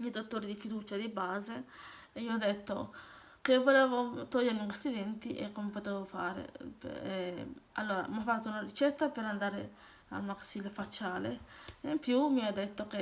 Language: Italian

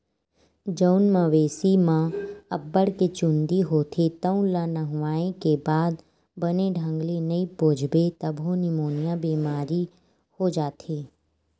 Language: Chhattisgarhi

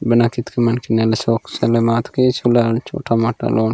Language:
Gondi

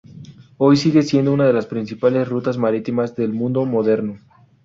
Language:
Spanish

